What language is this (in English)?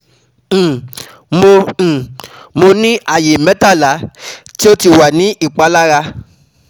Yoruba